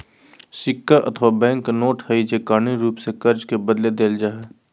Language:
Magahi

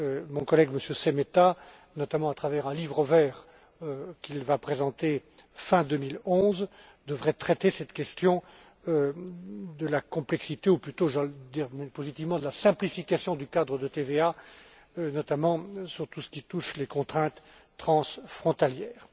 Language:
French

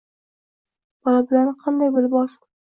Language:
Uzbek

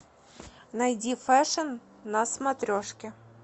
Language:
Russian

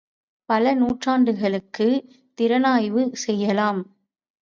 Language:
Tamil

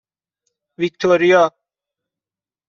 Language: Persian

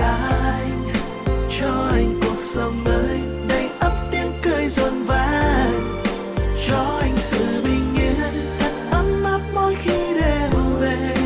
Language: Vietnamese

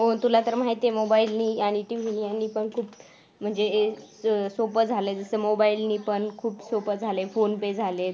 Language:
Marathi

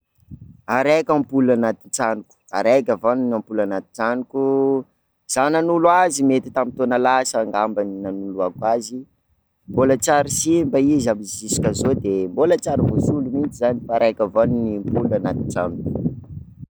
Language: Sakalava Malagasy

